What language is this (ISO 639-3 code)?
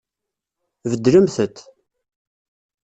kab